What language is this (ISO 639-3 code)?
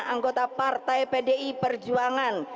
ind